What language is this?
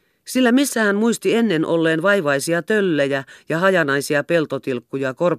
Finnish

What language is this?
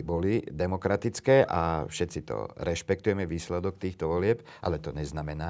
Slovak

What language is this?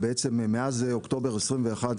Hebrew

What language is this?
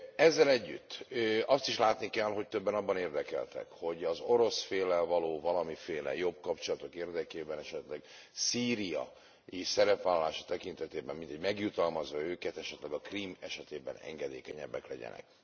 Hungarian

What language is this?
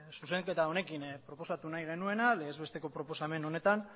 Basque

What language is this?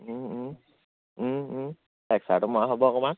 Assamese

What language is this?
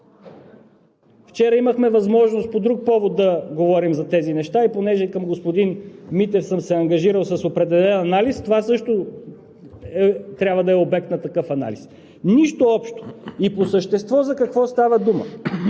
Bulgarian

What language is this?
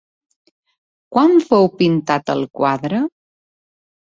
Catalan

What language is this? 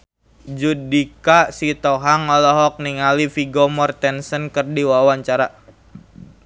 Sundanese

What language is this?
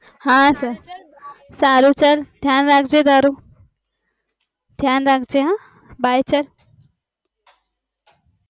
Gujarati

